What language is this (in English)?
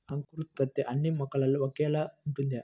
Telugu